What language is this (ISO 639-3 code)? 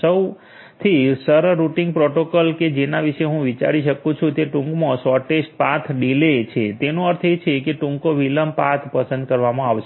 guj